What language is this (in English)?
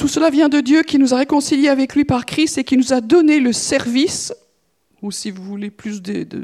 French